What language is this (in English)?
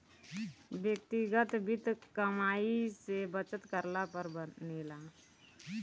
Bhojpuri